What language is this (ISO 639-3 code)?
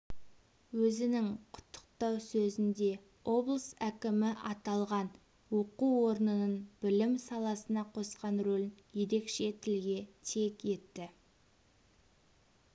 kaz